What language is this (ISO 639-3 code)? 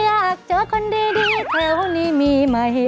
tha